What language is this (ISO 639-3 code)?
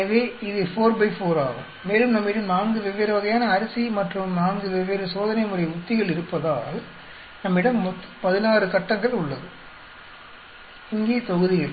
tam